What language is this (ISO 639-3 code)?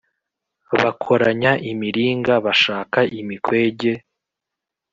kin